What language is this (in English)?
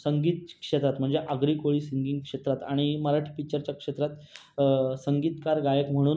Marathi